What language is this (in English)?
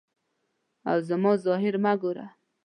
Pashto